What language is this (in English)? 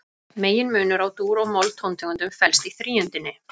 Icelandic